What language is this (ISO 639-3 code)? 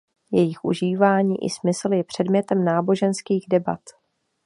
ces